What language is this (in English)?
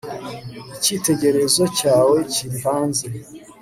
Kinyarwanda